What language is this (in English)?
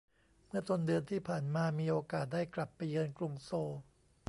Thai